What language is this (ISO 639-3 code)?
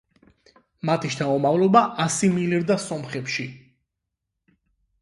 kat